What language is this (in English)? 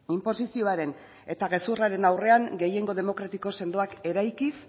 Basque